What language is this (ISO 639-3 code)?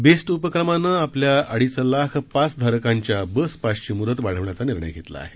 mar